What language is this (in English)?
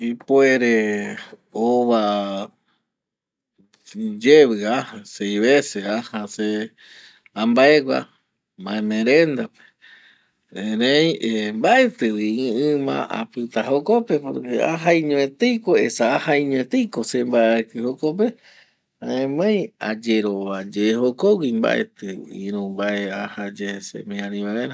Eastern Bolivian Guaraní